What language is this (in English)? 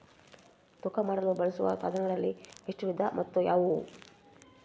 Kannada